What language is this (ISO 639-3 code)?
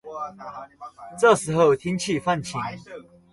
zho